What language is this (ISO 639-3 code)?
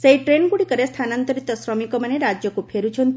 ori